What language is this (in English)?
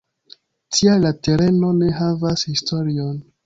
Esperanto